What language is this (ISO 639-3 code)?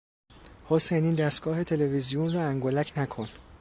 fas